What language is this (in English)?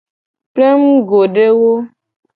Gen